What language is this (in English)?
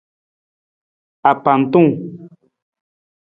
Nawdm